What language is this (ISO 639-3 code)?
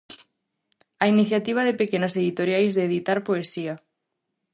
glg